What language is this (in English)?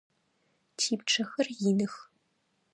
Adyghe